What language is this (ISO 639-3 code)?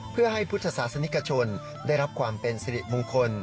tha